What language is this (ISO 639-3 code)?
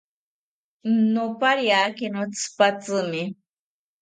cpy